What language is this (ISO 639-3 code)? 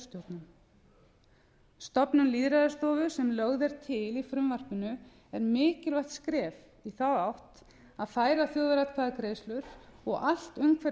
isl